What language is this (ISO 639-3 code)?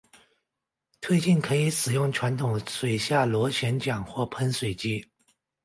zho